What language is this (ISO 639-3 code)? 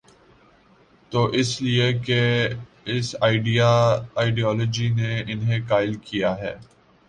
urd